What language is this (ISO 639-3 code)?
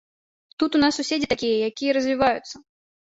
bel